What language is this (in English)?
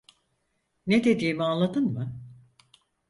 Turkish